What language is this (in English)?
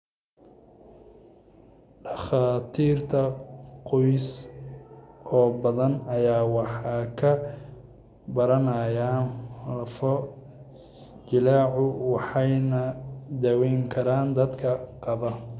Somali